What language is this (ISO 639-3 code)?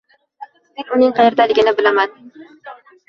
uzb